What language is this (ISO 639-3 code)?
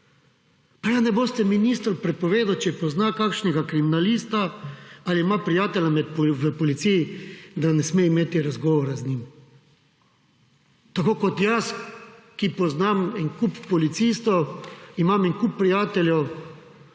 slv